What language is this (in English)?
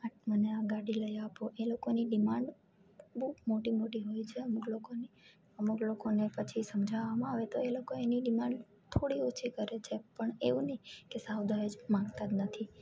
Gujarati